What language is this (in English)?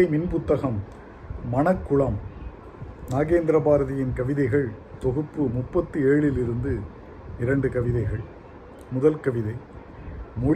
Tamil